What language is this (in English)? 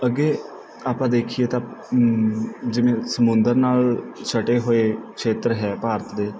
Punjabi